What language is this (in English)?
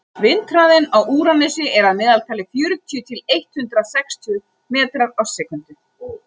Icelandic